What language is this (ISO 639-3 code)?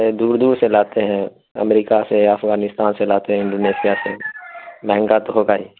urd